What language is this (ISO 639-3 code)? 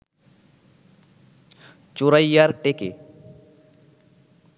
ben